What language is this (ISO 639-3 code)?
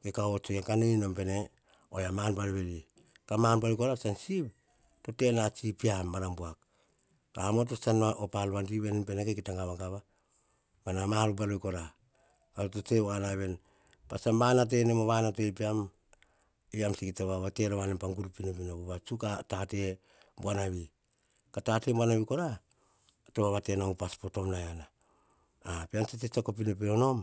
hah